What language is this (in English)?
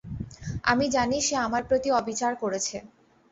Bangla